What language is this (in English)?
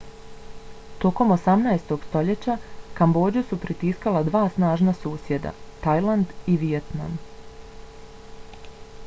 Bosnian